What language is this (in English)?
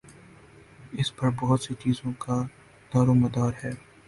Urdu